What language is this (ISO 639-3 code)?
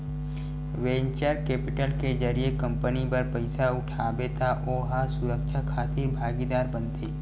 hne